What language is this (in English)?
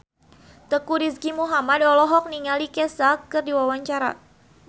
Sundanese